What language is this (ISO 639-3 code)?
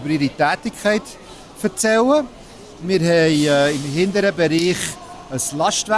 deu